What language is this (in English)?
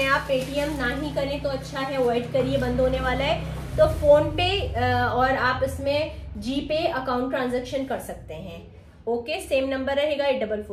Hindi